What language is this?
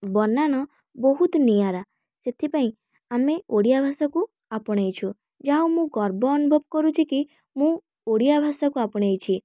Odia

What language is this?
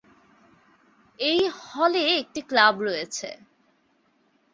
Bangla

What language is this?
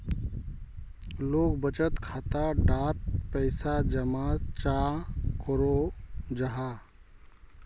Magahi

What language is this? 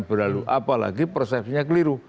Indonesian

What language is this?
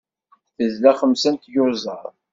Kabyle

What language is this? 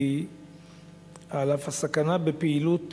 Hebrew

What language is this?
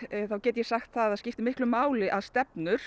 Icelandic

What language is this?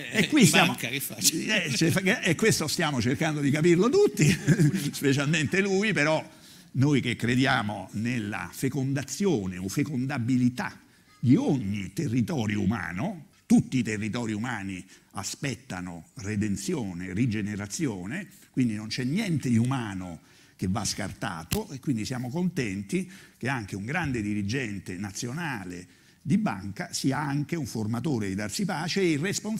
Italian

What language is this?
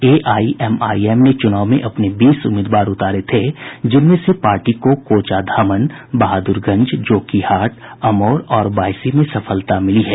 Hindi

